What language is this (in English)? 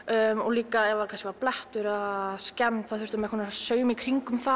Icelandic